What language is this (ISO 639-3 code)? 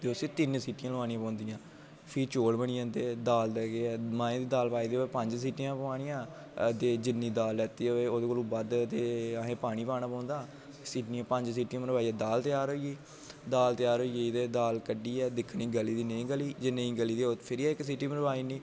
doi